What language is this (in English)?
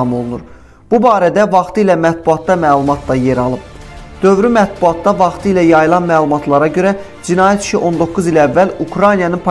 Turkish